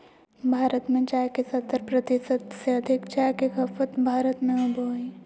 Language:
Magahi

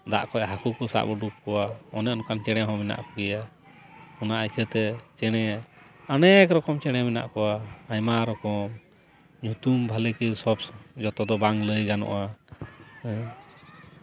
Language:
Santali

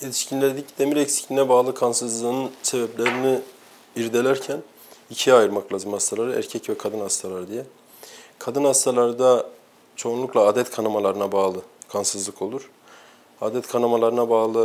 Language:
Turkish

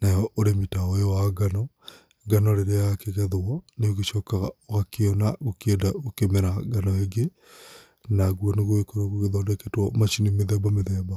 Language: Kikuyu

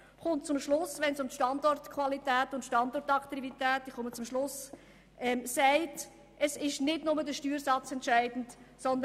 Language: Swiss German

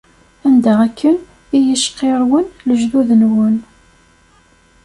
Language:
Kabyle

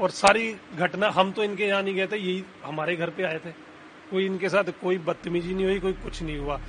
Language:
Hindi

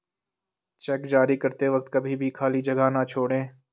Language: Hindi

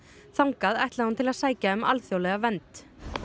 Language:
Icelandic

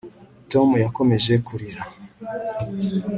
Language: Kinyarwanda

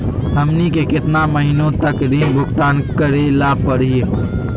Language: Magahi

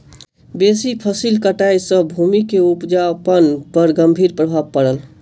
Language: Maithili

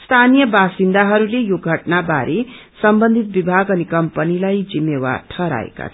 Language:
Nepali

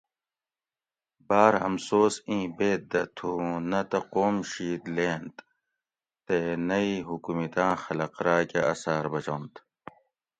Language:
Gawri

